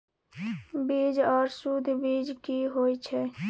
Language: Maithili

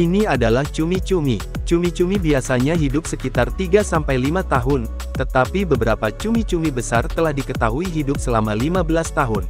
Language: Indonesian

